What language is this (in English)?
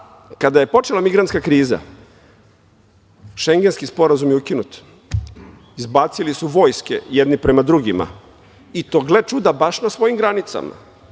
Serbian